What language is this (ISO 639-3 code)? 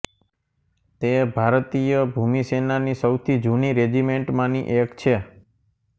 guj